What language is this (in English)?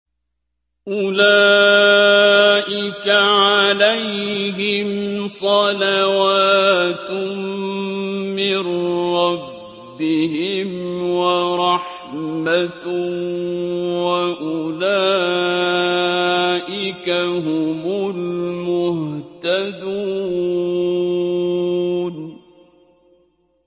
Arabic